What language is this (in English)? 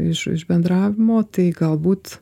Lithuanian